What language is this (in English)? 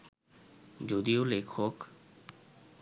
Bangla